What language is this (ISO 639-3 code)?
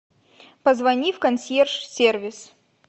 rus